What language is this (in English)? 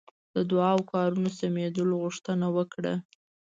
Pashto